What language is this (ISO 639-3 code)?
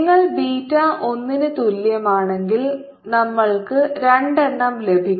mal